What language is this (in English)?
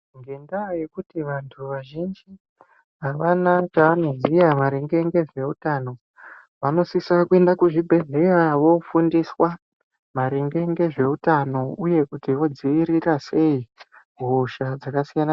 Ndau